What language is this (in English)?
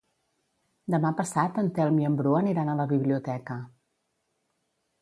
Catalan